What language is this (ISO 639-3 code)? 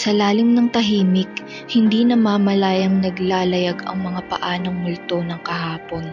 fil